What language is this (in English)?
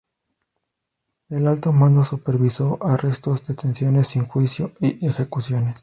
Spanish